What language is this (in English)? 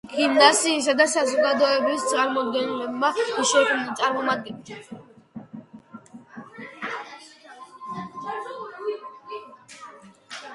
Georgian